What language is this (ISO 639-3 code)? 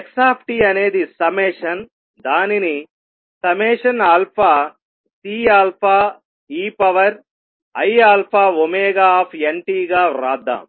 tel